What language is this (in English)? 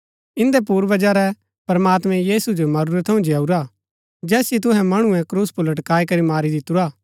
Gaddi